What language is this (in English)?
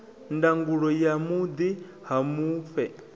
Venda